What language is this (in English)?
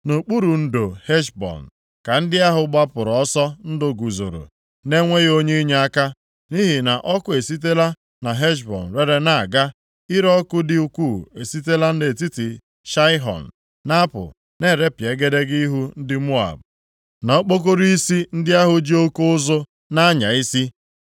Igbo